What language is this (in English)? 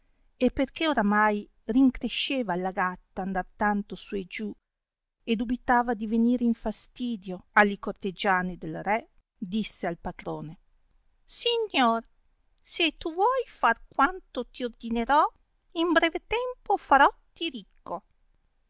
Italian